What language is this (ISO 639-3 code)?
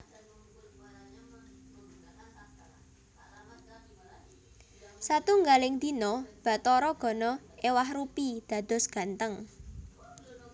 jav